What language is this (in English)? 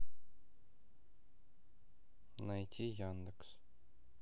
Russian